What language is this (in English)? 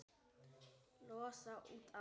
Icelandic